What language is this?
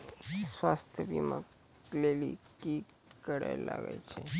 Maithili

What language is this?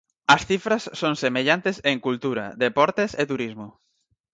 Galician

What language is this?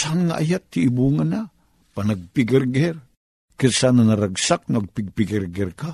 Filipino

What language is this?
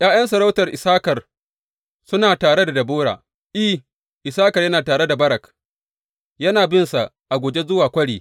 Hausa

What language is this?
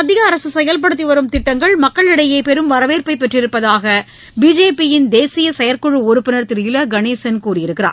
Tamil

